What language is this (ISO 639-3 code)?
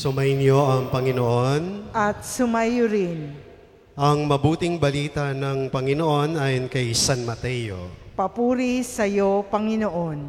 fil